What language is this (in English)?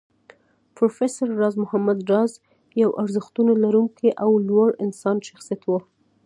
Pashto